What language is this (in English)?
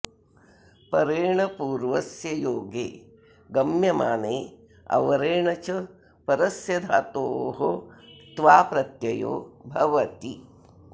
Sanskrit